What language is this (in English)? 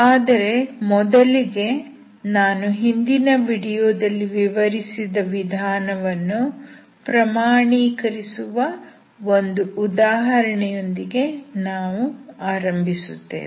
Kannada